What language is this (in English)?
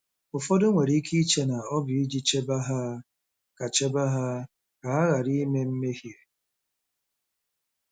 Igbo